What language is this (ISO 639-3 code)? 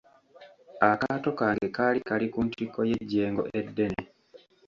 lug